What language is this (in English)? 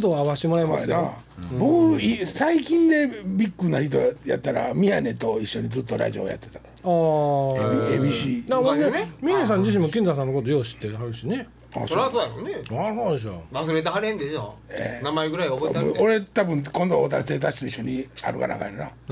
Japanese